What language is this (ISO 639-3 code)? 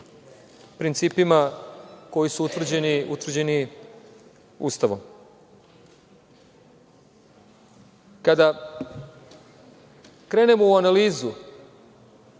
srp